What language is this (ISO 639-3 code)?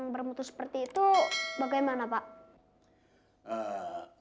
ind